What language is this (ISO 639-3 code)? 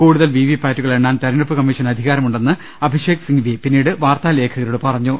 mal